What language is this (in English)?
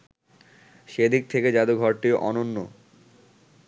Bangla